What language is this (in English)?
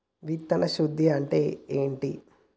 Telugu